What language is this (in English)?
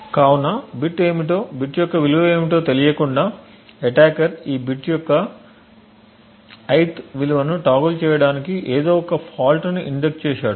Telugu